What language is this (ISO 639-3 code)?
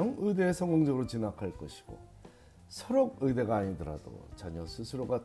kor